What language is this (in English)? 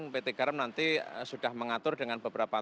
Indonesian